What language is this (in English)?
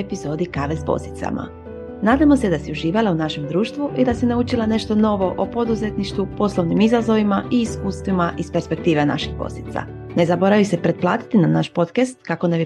Croatian